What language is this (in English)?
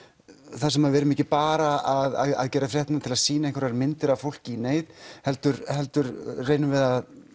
Icelandic